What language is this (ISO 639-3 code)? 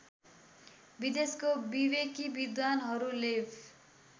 nep